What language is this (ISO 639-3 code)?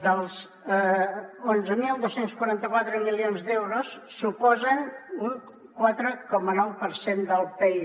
cat